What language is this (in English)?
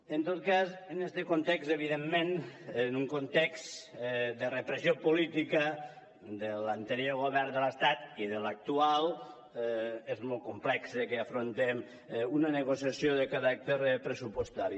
Catalan